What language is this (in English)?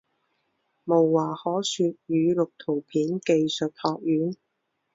Chinese